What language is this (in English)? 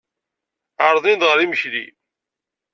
Kabyle